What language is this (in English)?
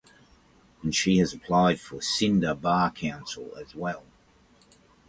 English